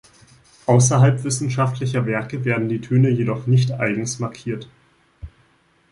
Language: German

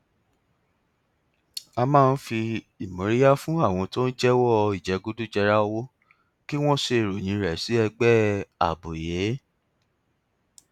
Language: Yoruba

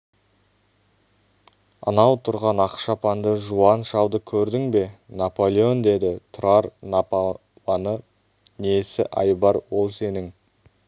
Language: Kazakh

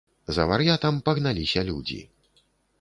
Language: Belarusian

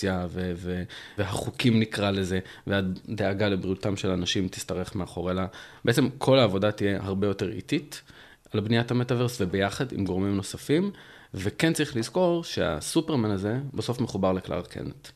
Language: Hebrew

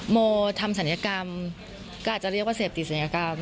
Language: Thai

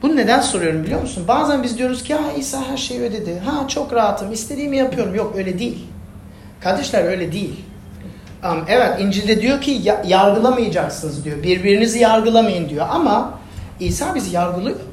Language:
Turkish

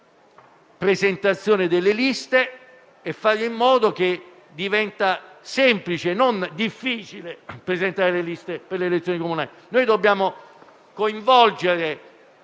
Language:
Italian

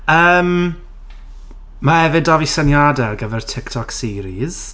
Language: Welsh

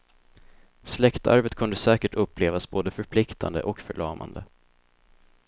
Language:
Swedish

